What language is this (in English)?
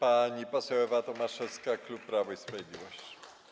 Polish